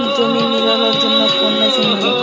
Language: Bangla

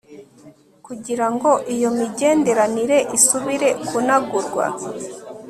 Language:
Kinyarwanda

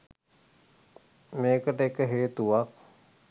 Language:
Sinhala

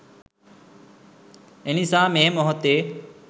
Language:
Sinhala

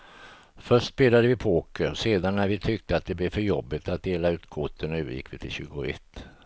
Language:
Swedish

